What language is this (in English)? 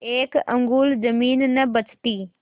Hindi